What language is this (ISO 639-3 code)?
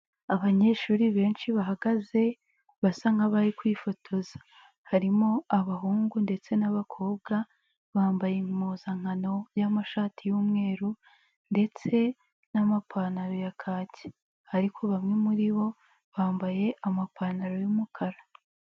kin